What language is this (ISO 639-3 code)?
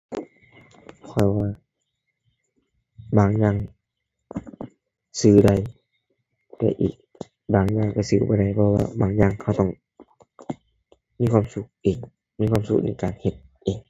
tha